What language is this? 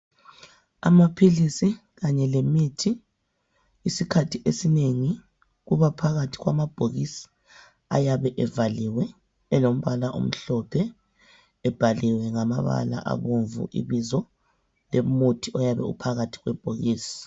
North Ndebele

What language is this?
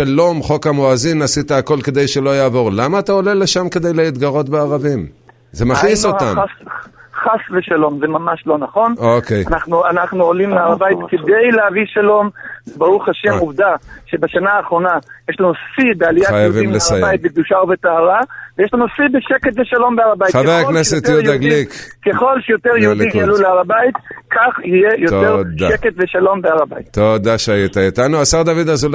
Hebrew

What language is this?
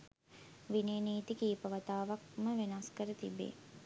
Sinhala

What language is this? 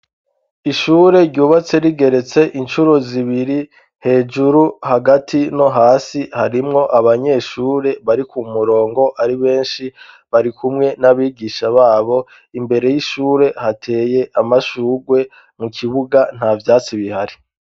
Rundi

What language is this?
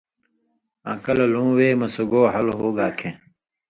Indus Kohistani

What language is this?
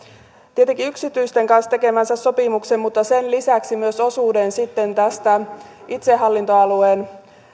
Finnish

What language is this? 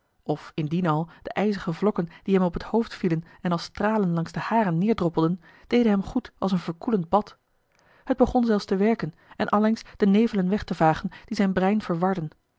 Dutch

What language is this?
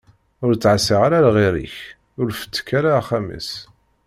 Kabyle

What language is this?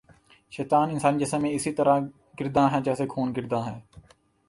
Urdu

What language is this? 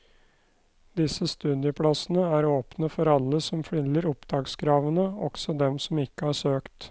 Norwegian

